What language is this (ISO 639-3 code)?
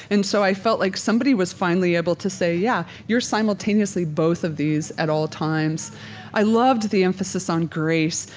eng